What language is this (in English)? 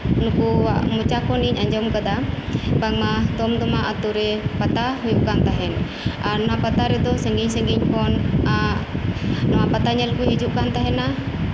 Santali